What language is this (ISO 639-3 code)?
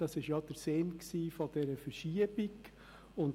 gsw